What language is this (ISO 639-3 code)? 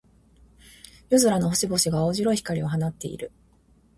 jpn